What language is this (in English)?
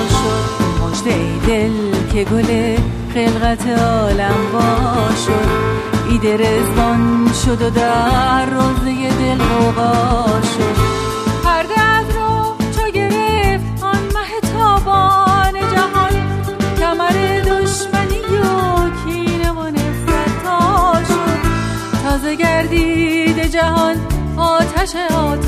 Persian